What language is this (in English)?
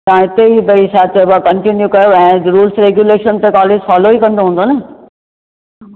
Sindhi